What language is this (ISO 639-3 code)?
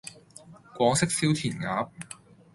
yue